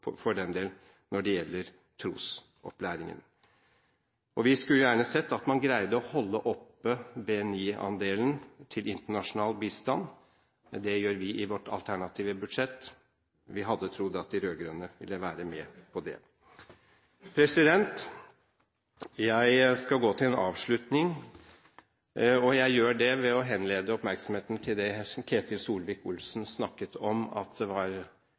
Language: Norwegian Bokmål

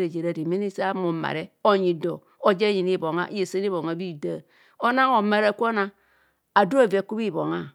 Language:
Kohumono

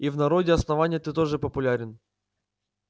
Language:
Russian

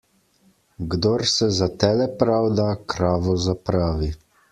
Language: Slovenian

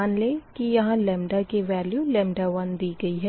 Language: Hindi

